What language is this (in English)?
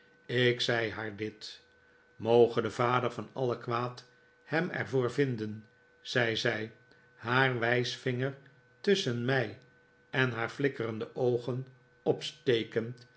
Dutch